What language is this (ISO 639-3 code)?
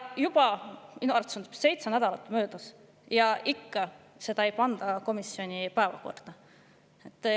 est